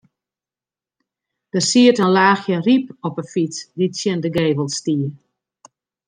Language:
Western Frisian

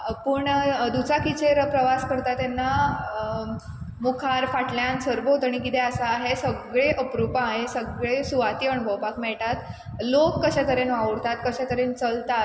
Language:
Konkani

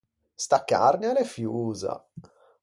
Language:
Ligurian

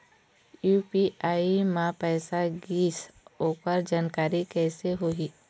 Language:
Chhattisgarhi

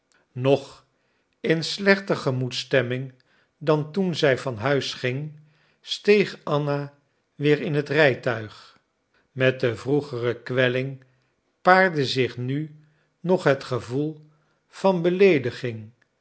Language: Dutch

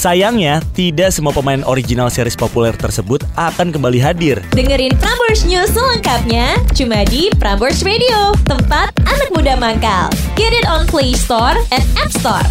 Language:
Indonesian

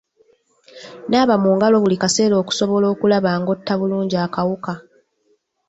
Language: Ganda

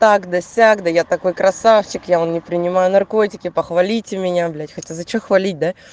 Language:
Russian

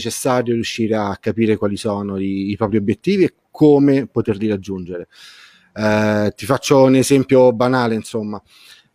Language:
Italian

